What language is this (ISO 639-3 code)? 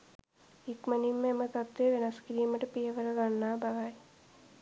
sin